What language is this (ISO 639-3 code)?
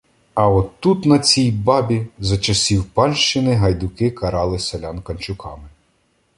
ukr